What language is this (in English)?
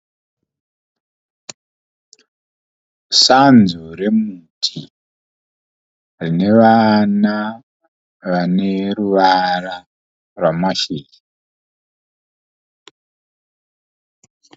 Shona